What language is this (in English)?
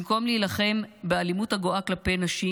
Hebrew